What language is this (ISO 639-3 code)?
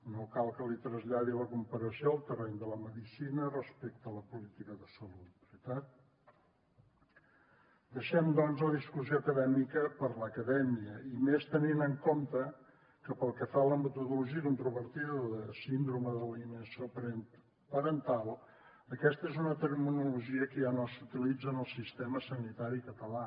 cat